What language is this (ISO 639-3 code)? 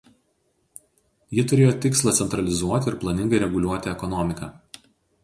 lit